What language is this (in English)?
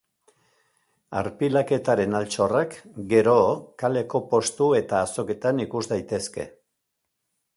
Basque